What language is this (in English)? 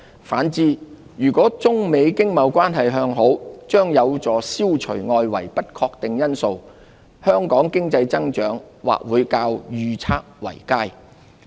Cantonese